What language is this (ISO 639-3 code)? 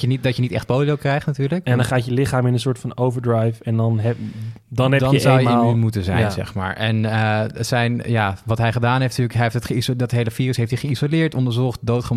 nld